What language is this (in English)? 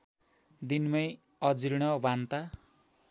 Nepali